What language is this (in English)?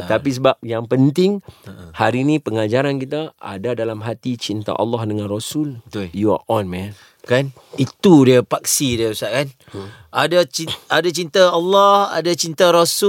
Malay